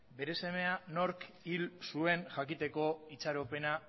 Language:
Basque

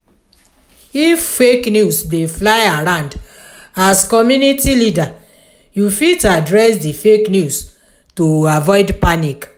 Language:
Nigerian Pidgin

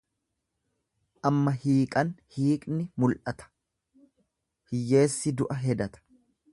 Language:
Oromo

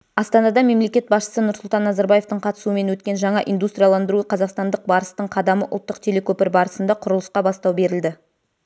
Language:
Kazakh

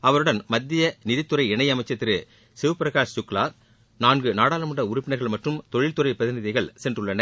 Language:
Tamil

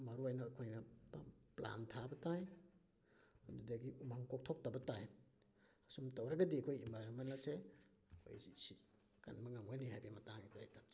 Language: Manipuri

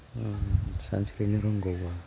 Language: Bodo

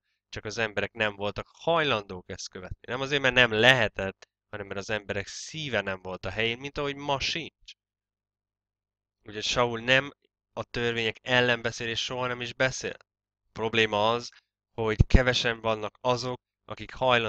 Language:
Hungarian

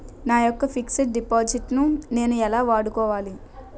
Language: Telugu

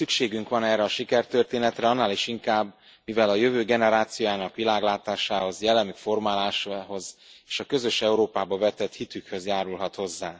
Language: Hungarian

